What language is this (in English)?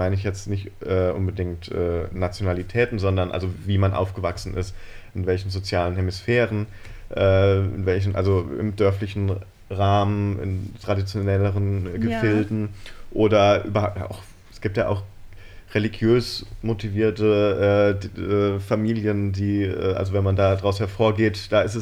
German